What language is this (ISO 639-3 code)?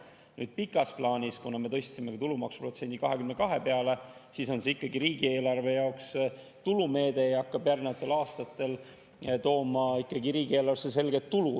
est